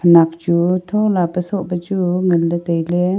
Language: Wancho Naga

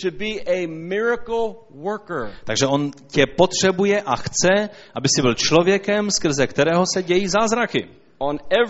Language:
Czech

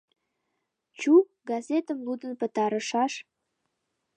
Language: Mari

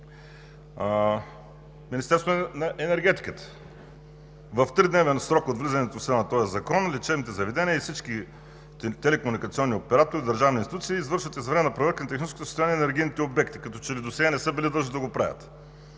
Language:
Bulgarian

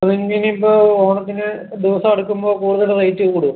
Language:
Malayalam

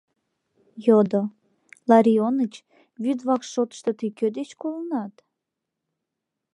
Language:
Mari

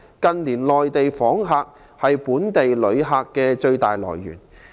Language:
Cantonese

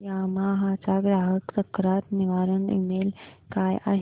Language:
Marathi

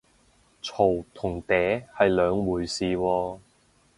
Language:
Cantonese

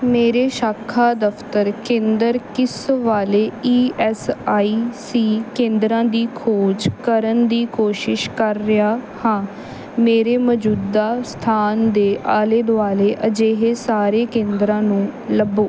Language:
Punjabi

